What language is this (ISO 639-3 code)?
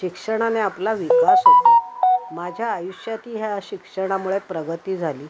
mar